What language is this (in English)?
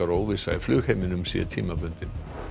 Icelandic